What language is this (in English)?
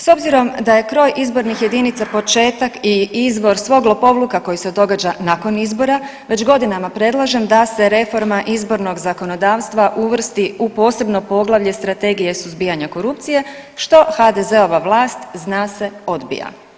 Croatian